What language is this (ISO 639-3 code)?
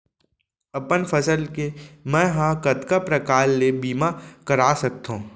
hne